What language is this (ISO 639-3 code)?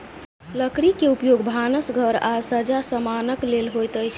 mai